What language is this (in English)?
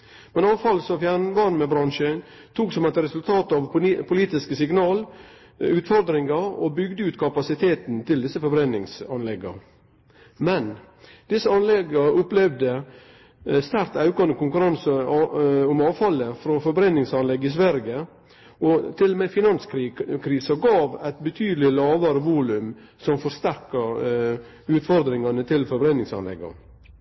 Norwegian Nynorsk